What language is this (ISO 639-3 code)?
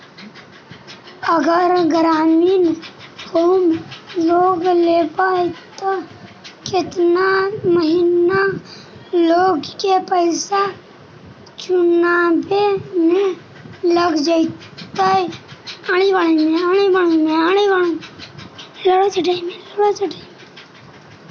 mag